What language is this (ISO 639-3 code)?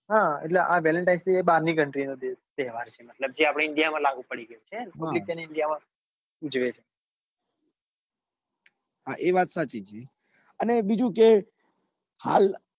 guj